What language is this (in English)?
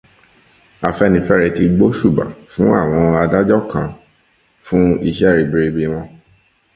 Yoruba